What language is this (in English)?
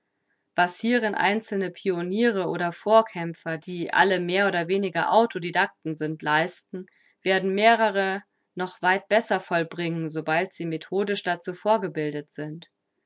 German